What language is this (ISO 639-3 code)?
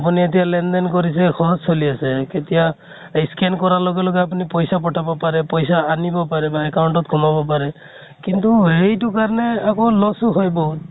asm